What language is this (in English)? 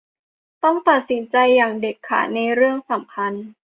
Thai